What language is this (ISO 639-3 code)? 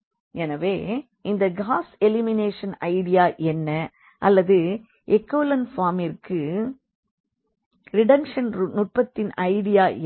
tam